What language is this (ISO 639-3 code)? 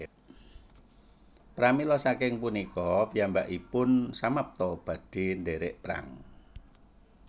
jav